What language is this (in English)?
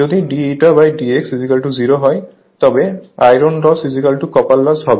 Bangla